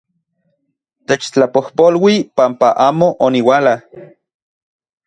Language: Central Puebla Nahuatl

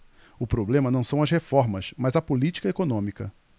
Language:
Portuguese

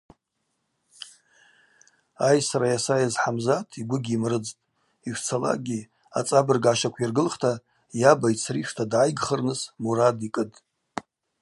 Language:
Abaza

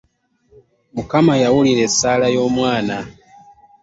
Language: Ganda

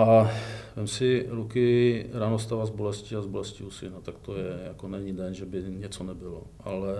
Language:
Czech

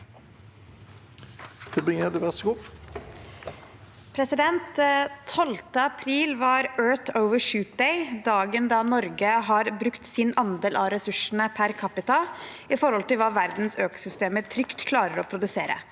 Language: Norwegian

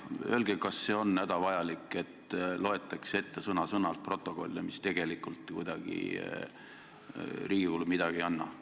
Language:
Estonian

